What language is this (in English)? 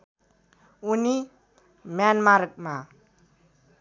Nepali